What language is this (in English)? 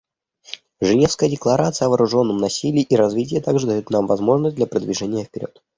Russian